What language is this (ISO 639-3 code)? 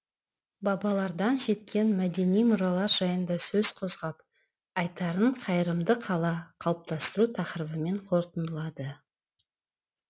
kaz